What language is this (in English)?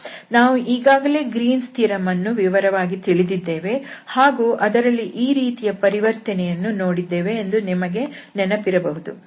Kannada